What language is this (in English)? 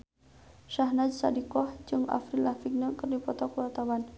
Sundanese